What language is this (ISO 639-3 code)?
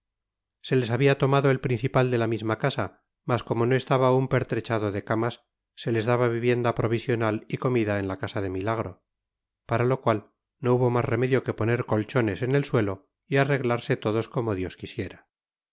spa